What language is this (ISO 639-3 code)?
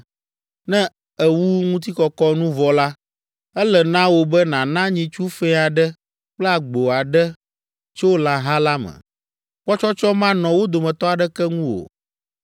ewe